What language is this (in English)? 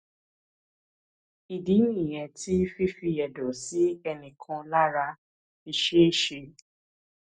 Yoruba